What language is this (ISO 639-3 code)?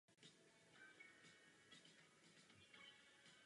ces